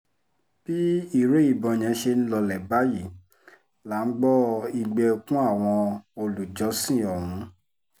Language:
Yoruba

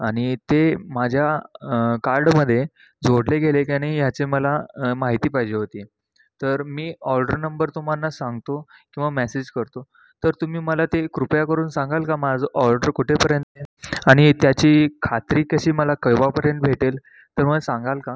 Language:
Marathi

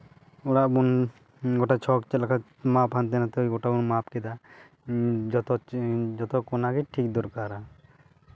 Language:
Santali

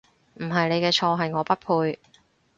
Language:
Cantonese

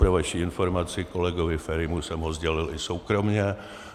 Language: Czech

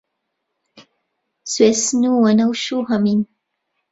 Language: Central Kurdish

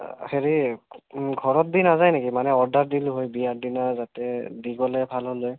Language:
Assamese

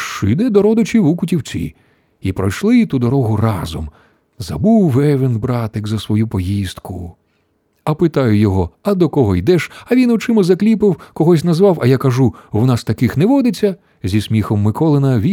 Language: Ukrainian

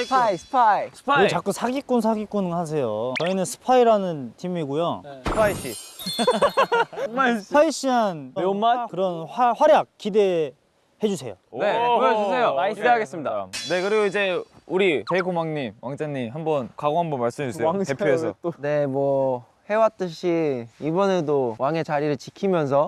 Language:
Korean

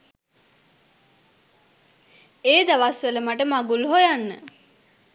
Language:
Sinhala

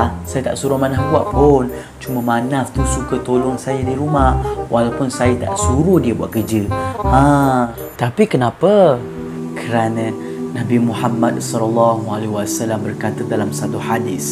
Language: Malay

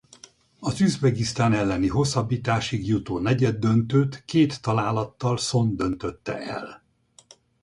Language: Hungarian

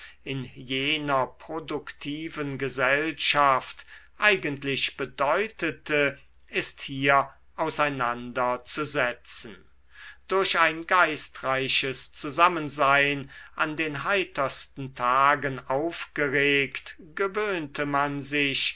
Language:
German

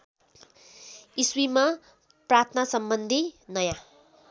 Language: Nepali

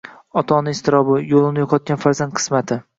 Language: Uzbek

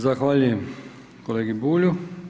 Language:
Croatian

